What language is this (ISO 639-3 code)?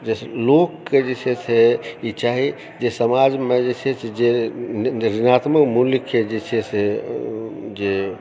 mai